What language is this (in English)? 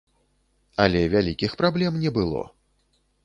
Belarusian